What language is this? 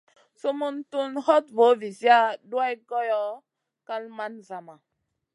Masana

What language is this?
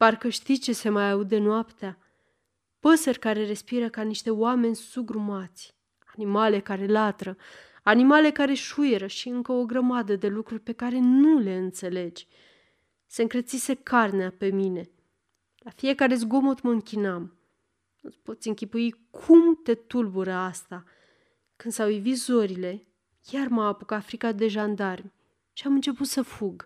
Romanian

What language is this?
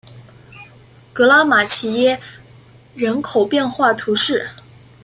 Chinese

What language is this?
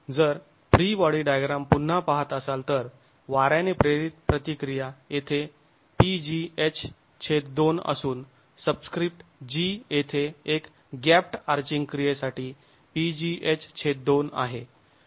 Marathi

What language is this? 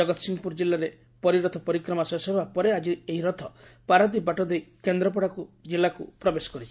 Odia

